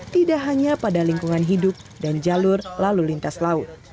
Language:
Indonesian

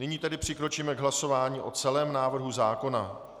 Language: Czech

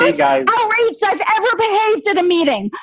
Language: English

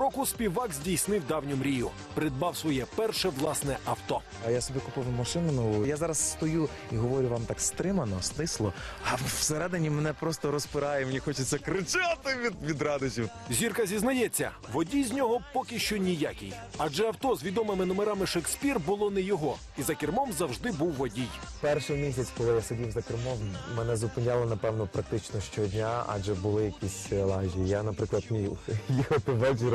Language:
Ukrainian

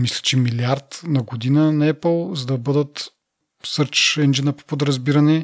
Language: Bulgarian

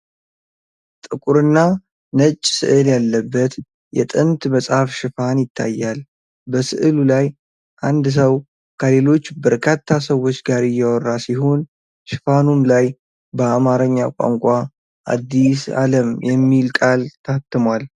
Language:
Amharic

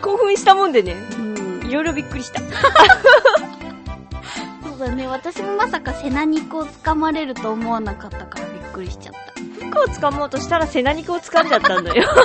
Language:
Japanese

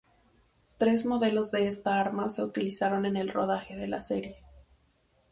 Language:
Spanish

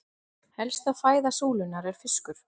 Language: Icelandic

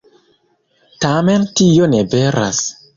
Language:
Esperanto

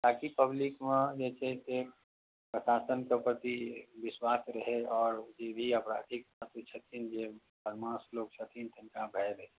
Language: Maithili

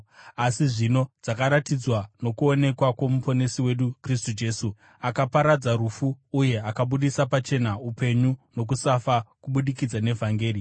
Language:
Shona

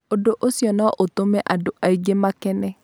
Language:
Kikuyu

